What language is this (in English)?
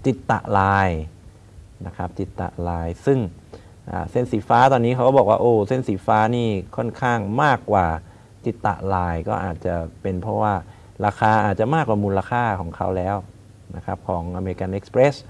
Thai